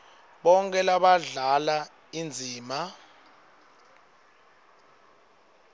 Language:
Swati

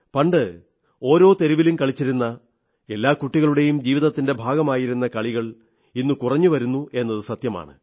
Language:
Malayalam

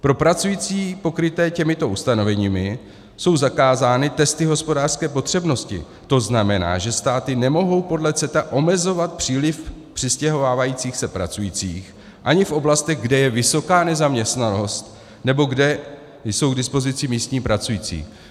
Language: Czech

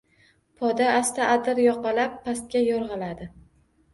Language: Uzbek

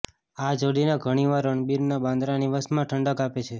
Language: Gujarati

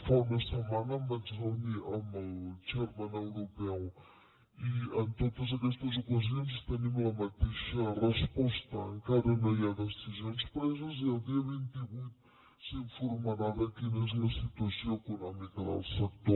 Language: Catalan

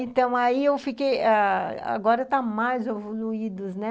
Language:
Portuguese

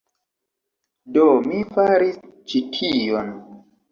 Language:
Esperanto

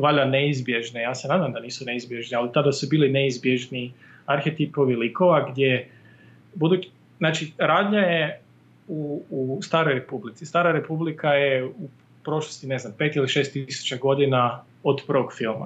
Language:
Croatian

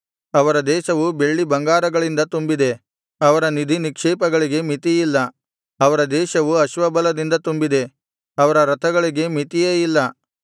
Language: Kannada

